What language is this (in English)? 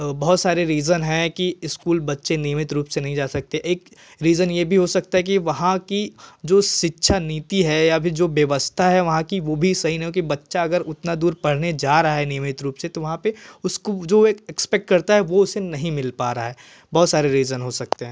Hindi